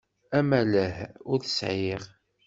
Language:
Kabyle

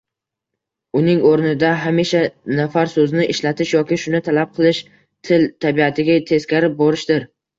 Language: Uzbek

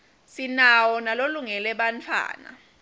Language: Swati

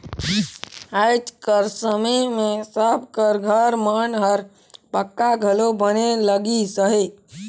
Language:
Chhattisgarhi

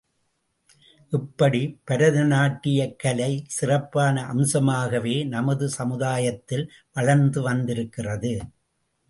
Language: Tamil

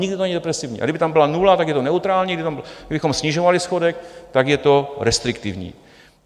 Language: Czech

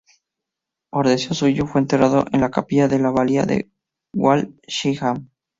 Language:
Spanish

